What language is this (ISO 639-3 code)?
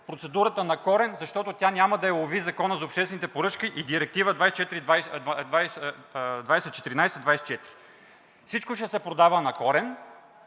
bul